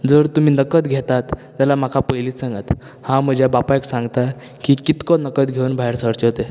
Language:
Konkani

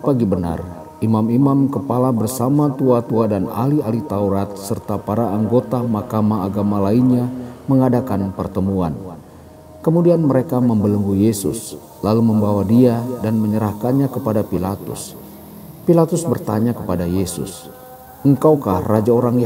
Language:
Indonesian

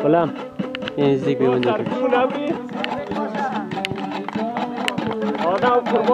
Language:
Arabic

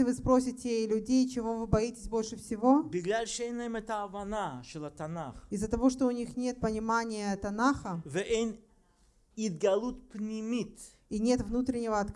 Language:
Russian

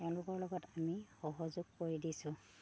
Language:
Assamese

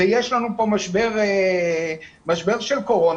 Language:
Hebrew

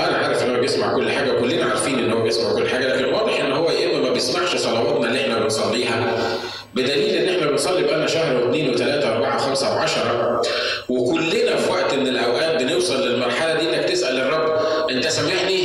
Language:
Arabic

